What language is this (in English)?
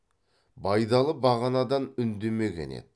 Kazakh